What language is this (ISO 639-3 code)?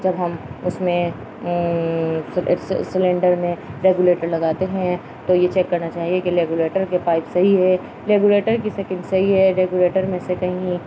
urd